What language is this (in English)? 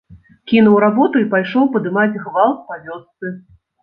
Belarusian